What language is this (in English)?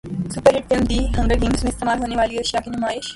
Urdu